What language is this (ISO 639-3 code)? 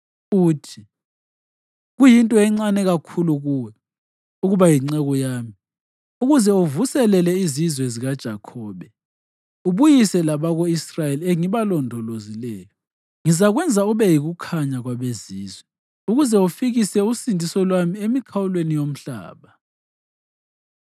nde